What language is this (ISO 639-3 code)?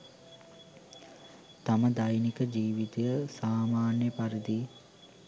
sin